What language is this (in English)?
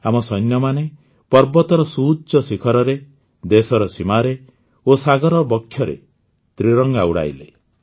Odia